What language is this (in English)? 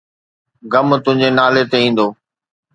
Sindhi